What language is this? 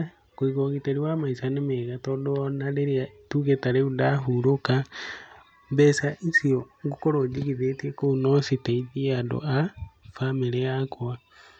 Kikuyu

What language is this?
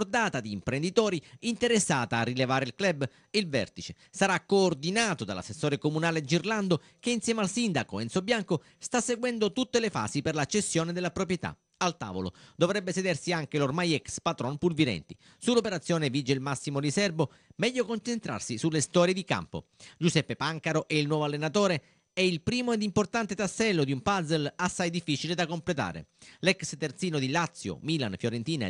Italian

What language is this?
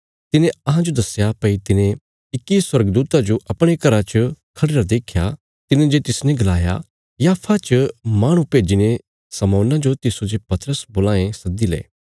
Bilaspuri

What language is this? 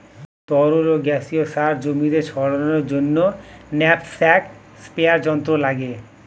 Bangla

